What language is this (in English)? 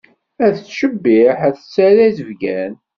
Kabyle